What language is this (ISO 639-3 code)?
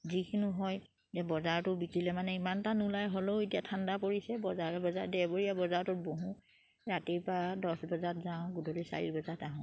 asm